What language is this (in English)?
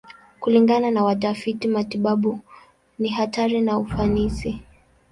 Swahili